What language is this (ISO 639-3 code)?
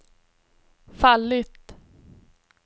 swe